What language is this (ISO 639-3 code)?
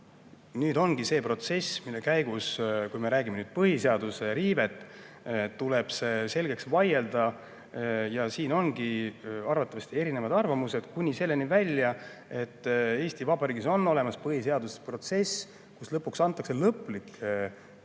est